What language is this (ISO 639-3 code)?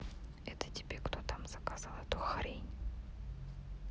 rus